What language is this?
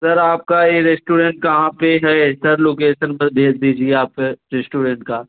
Hindi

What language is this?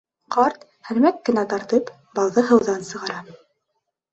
Bashkir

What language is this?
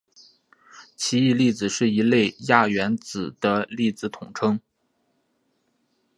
Chinese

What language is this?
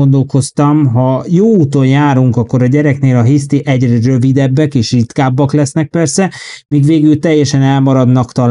Hungarian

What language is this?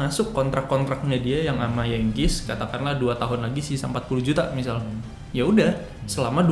Indonesian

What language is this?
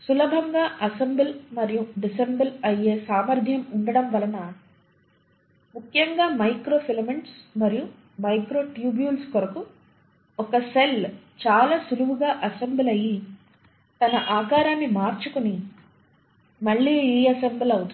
Telugu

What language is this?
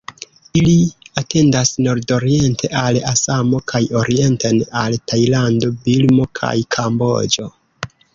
Esperanto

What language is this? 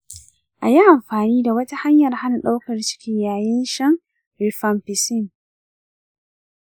Hausa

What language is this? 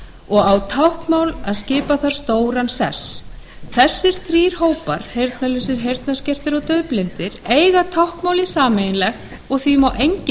Icelandic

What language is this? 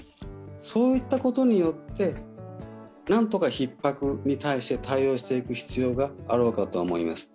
Japanese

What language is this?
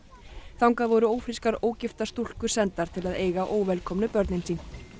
Icelandic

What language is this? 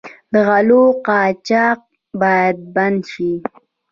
Pashto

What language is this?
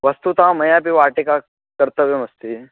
Sanskrit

